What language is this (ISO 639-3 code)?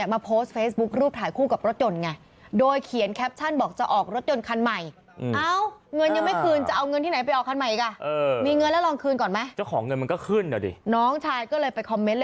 tha